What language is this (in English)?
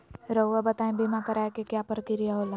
Magahi